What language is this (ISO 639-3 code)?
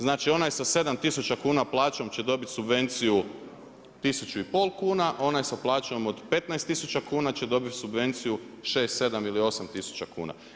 hrv